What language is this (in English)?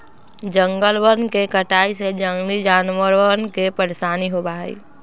Magahi